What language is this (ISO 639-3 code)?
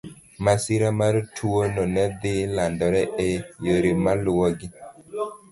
luo